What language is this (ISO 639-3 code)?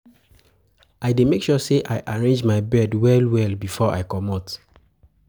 pcm